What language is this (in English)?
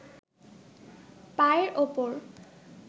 Bangla